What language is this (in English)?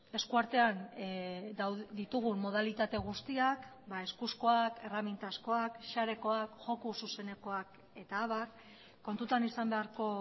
Basque